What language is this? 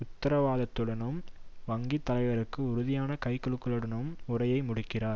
Tamil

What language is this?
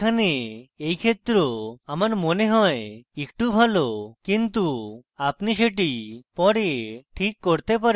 Bangla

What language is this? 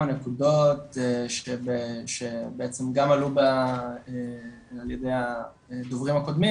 Hebrew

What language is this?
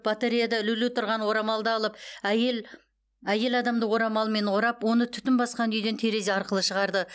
Kazakh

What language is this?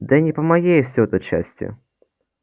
Russian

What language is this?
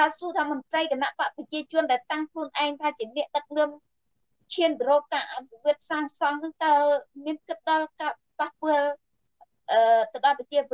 Vietnamese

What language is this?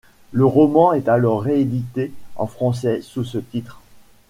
French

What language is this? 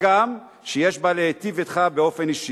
Hebrew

